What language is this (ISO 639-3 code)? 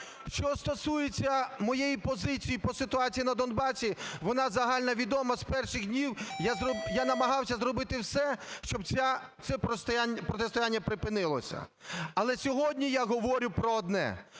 ukr